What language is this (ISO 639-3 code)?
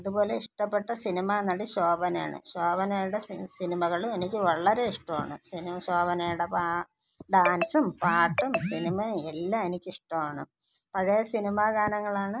mal